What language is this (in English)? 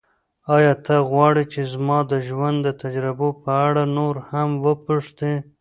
Pashto